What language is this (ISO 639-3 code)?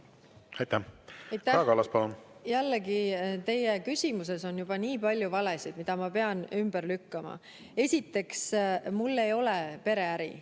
est